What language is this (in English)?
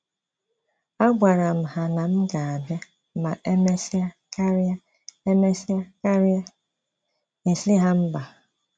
Igbo